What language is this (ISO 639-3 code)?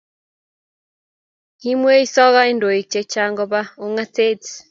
kln